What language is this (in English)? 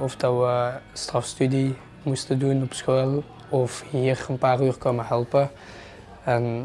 Dutch